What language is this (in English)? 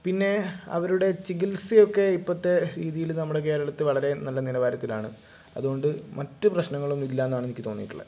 Malayalam